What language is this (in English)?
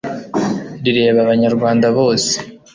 Kinyarwanda